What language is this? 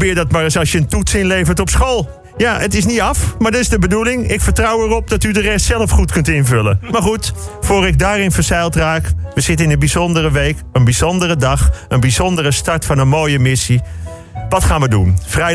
Dutch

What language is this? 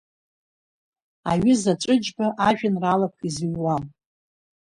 Abkhazian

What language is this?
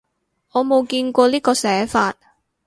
Cantonese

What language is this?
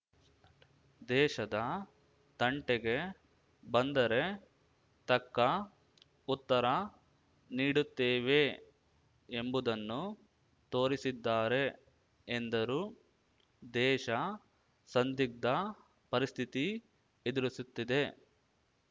Kannada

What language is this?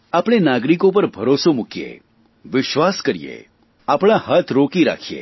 Gujarati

